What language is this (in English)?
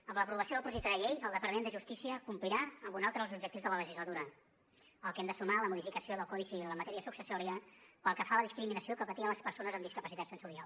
Catalan